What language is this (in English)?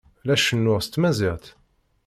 Kabyle